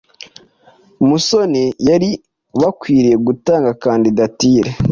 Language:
Kinyarwanda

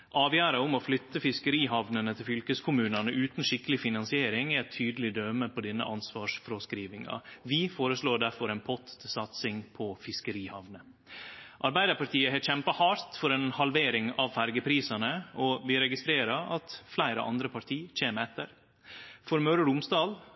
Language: Norwegian Nynorsk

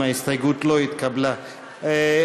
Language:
Hebrew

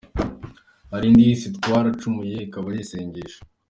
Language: Kinyarwanda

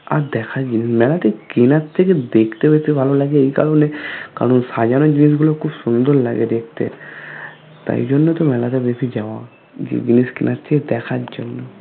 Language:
Bangla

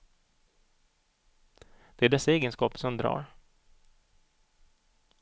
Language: Swedish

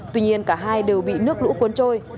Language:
Vietnamese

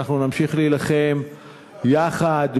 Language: Hebrew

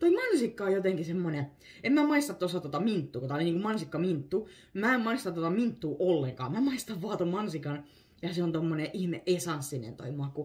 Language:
Finnish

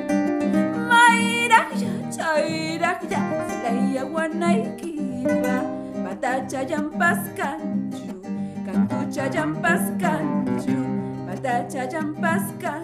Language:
Indonesian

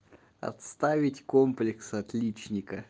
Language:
Russian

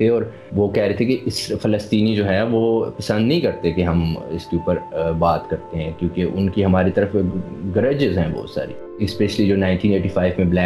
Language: Urdu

